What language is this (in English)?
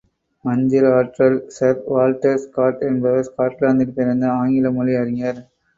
Tamil